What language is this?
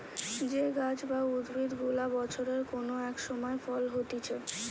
Bangla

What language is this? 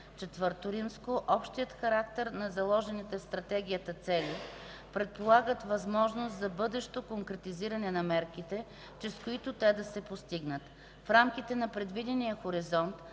Bulgarian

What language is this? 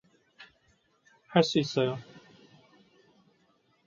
Korean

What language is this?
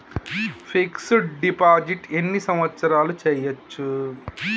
Telugu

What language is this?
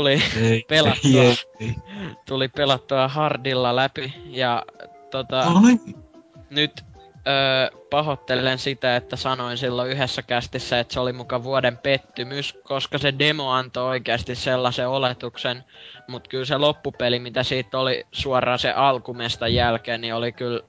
Finnish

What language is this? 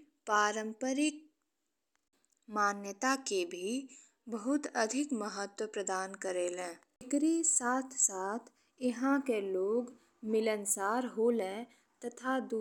Bhojpuri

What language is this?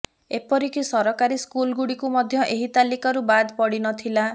Odia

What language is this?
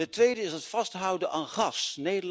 Dutch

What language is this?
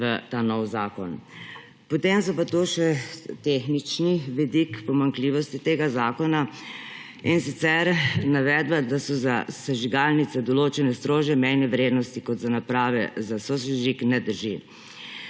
Slovenian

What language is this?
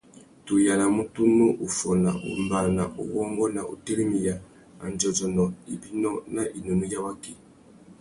Tuki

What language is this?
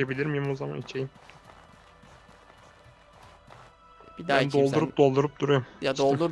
Turkish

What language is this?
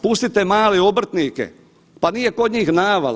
Croatian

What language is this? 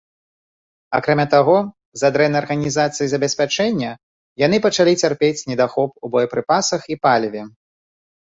Belarusian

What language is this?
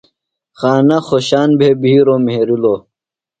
Phalura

